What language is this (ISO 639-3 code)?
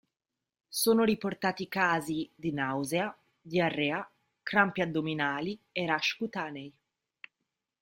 ita